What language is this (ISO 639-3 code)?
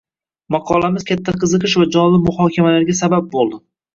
uzb